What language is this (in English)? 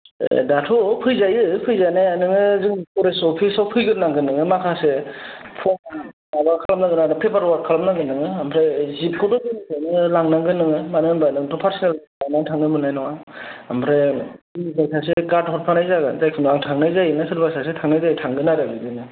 Bodo